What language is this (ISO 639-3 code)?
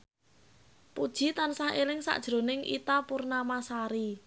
jav